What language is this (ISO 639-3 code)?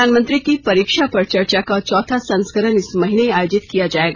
hin